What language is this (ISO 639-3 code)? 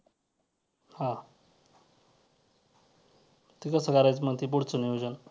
mar